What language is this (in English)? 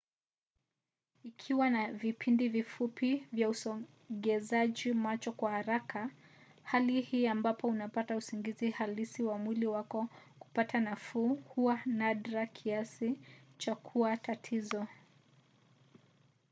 Swahili